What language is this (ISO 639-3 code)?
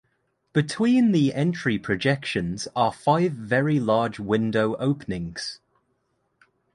eng